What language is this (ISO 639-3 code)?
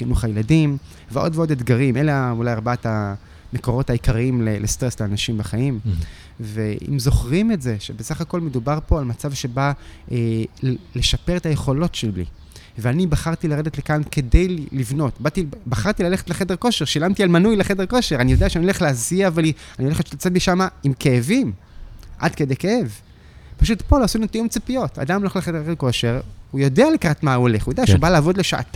heb